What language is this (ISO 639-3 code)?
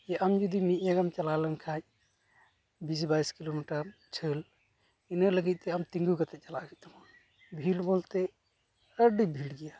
sat